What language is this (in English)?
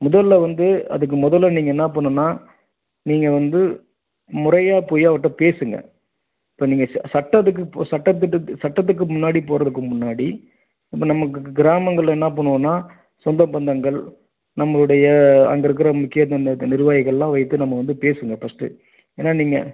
Tamil